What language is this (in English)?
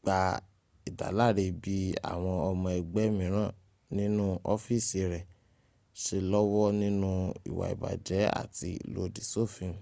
Yoruba